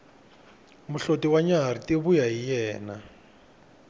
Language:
Tsonga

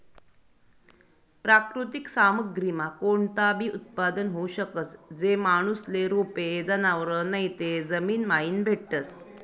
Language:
Marathi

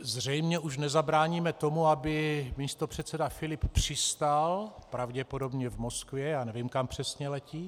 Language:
Czech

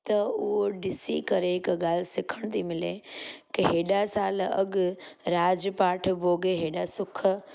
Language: Sindhi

